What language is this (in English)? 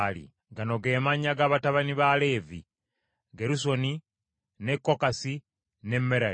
Ganda